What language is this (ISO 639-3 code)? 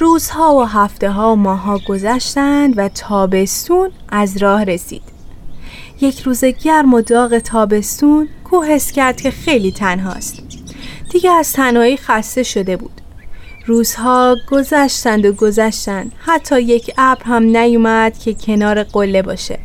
fas